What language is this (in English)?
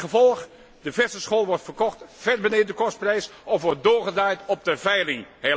Dutch